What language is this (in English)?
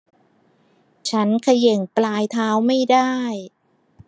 Thai